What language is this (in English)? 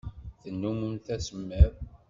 Kabyle